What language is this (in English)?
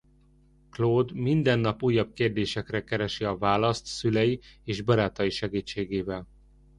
Hungarian